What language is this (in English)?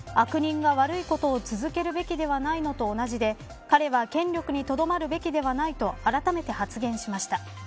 Japanese